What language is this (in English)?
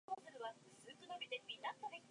Chinese